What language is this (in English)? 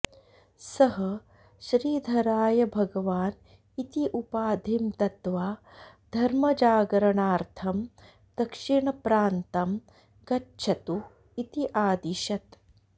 Sanskrit